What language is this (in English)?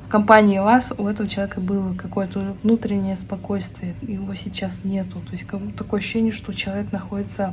Russian